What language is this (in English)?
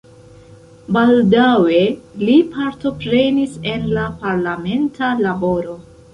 Esperanto